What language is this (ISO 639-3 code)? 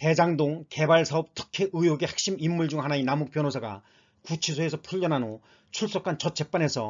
kor